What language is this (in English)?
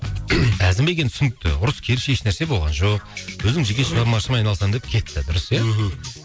Kazakh